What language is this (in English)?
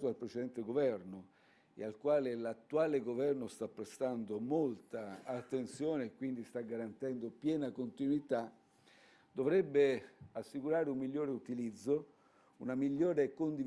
Italian